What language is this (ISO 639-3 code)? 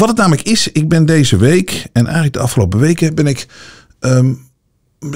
nld